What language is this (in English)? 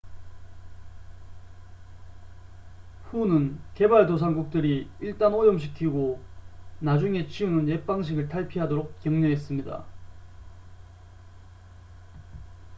Korean